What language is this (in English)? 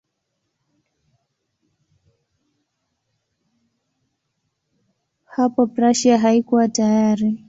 Swahili